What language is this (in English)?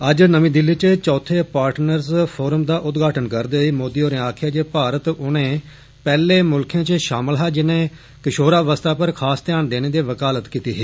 Dogri